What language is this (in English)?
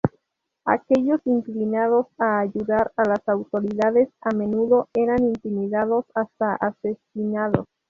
Spanish